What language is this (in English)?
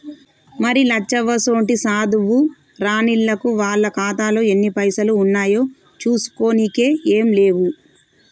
Telugu